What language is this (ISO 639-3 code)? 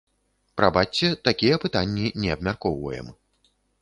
bel